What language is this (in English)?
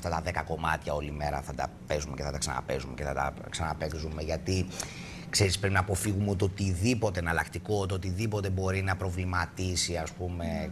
Greek